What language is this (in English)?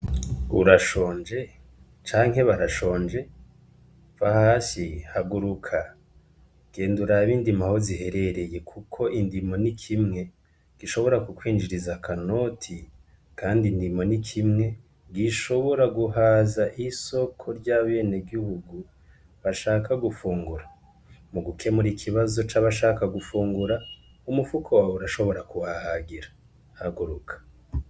Rundi